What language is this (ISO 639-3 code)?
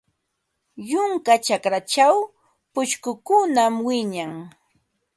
qva